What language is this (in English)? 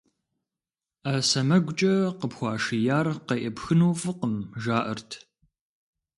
Kabardian